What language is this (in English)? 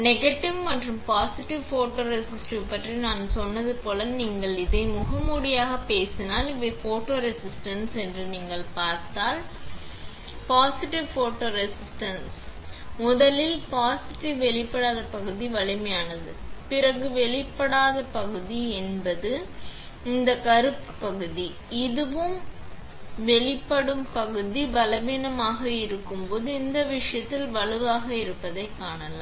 Tamil